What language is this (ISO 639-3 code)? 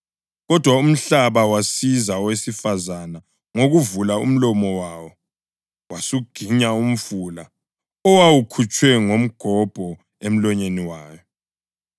nde